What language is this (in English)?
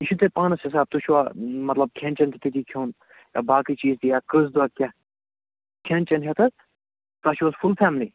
Kashmiri